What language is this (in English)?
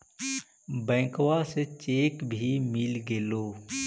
Magahi